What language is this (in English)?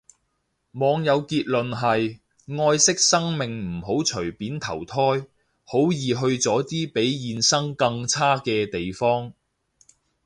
Cantonese